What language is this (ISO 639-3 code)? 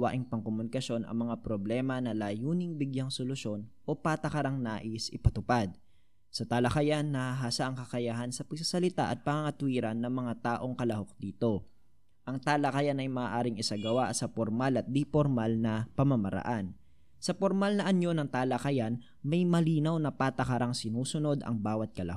fil